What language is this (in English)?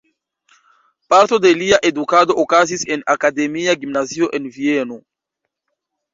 Esperanto